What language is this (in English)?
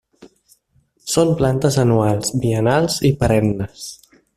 Catalan